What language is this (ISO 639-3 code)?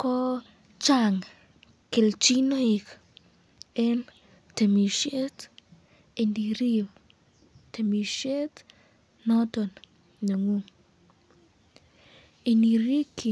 kln